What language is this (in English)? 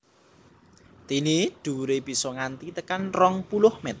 Javanese